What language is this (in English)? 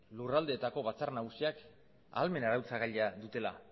Basque